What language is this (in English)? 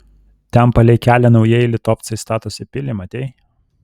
Lithuanian